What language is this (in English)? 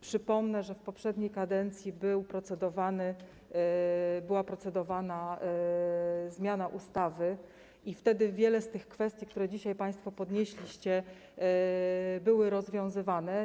Polish